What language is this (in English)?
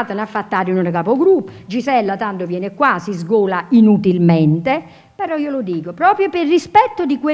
Italian